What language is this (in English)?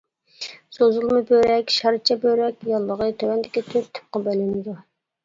Uyghur